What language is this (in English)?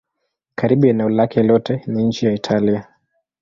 Swahili